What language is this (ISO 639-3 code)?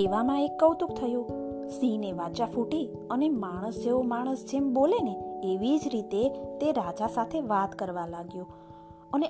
guj